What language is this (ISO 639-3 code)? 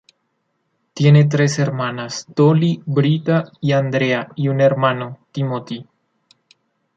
spa